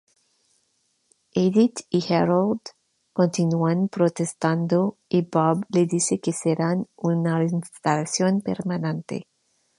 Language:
Spanish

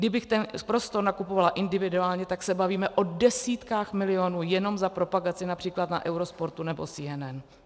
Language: Czech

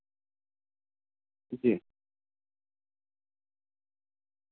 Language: Urdu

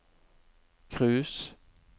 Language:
Norwegian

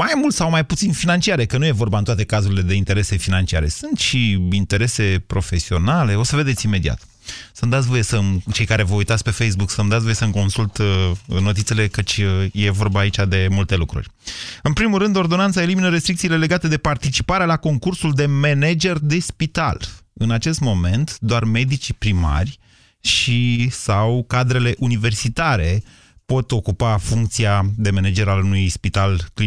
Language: Romanian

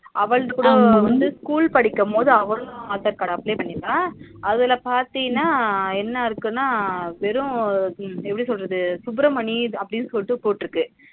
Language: Tamil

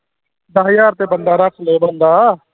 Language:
Punjabi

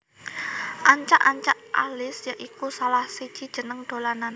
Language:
Javanese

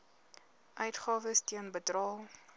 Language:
Afrikaans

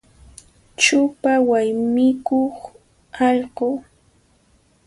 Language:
Puno Quechua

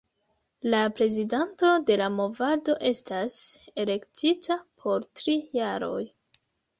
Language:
Esperanto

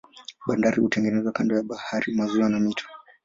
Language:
Swahili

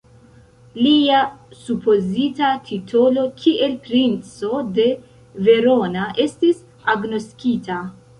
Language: Esperanto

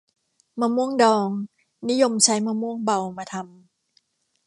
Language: Thai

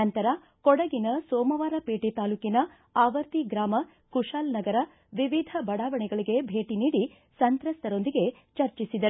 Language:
Kannada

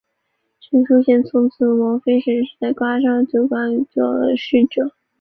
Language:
Chinese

